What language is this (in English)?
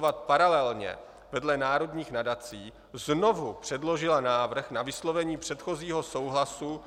Czech